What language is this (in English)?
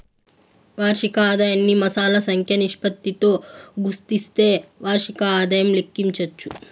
Telugu